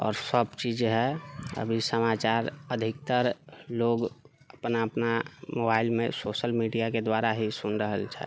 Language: Maithili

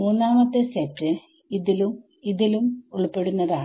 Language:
Malayalam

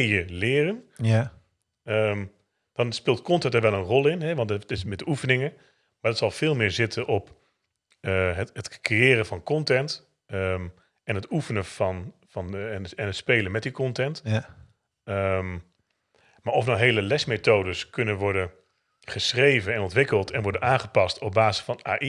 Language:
Dutch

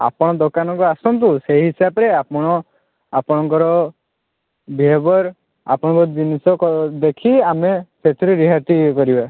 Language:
Odia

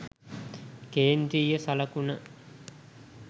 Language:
Sinhala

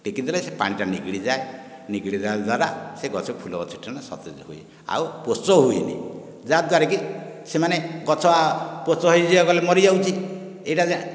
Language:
Odia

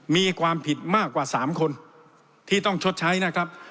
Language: Thai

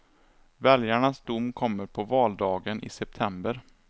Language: Swedish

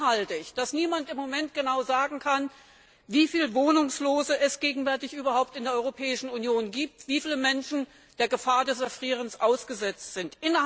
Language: German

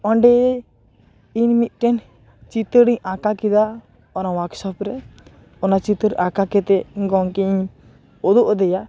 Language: Santali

